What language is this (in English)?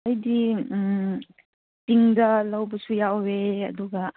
Manipuri